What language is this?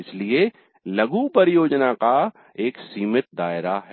Hindi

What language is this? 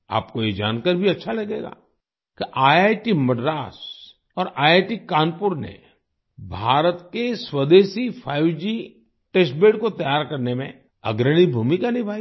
Hindi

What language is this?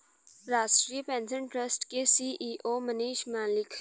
Hindi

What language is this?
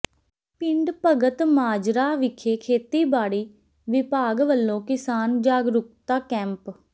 Punjabi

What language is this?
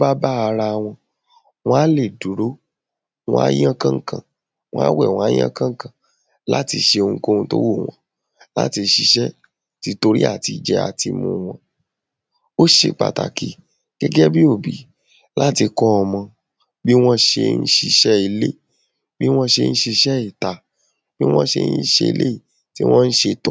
Yoruba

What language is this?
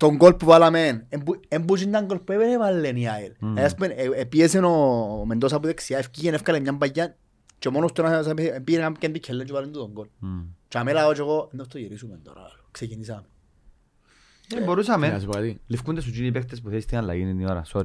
Greek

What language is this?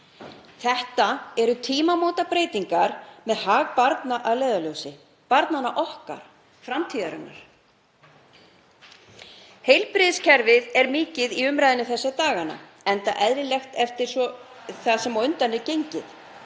Icelandic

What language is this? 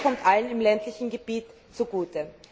German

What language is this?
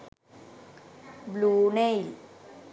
Sinhala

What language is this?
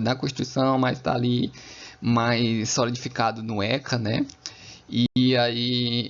Portuguese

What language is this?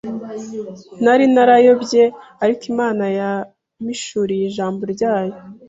Kinyarwanda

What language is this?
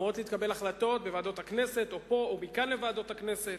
Hebrew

